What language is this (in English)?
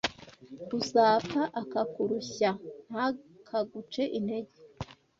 Kinyarwanda